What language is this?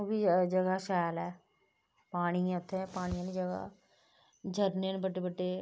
Dogri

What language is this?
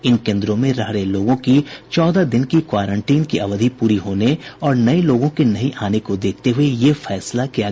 Hindi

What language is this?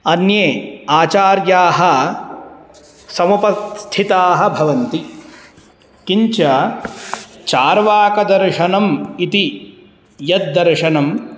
Sanskrit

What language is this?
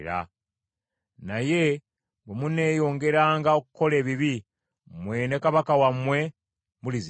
Ganda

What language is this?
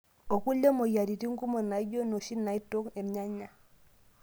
Masai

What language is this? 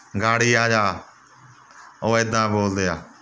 Punjabi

